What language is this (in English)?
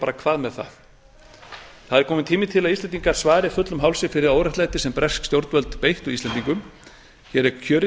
Icelandic